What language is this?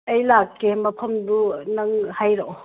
Manipuri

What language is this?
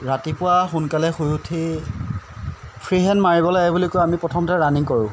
Assamese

